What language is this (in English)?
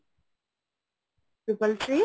Bangla